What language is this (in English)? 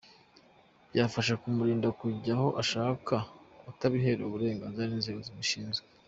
Kinyarwanda